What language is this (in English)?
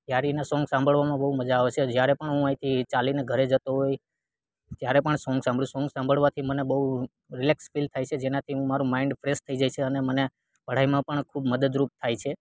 Gujarati